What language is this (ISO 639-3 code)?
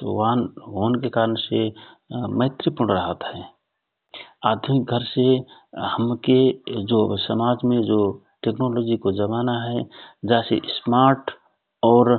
thr